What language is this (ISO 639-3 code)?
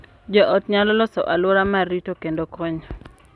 luo